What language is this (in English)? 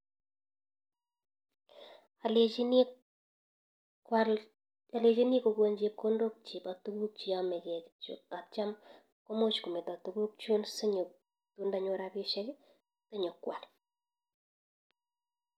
Kalenjin